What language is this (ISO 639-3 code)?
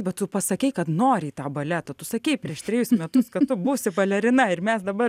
lit